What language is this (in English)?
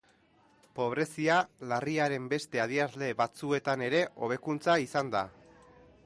Basque